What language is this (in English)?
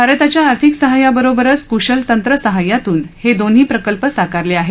Marathi